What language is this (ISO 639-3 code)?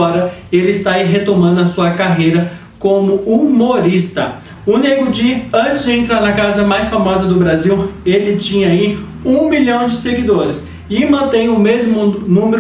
por